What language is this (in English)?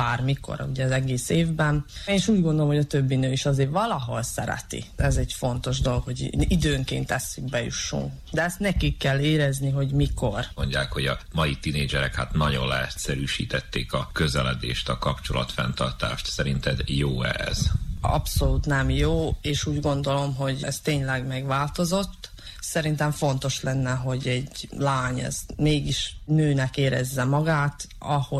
Hungarian